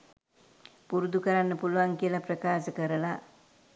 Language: Sinhala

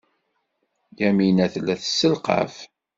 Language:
Kabyle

